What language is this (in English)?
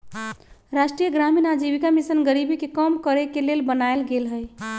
Magahi